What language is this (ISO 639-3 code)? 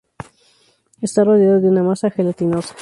spa